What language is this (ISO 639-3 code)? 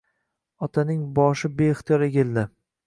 uzb